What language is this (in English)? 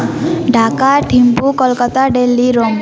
Nepali